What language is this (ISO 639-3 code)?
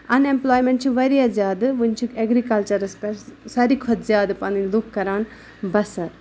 kas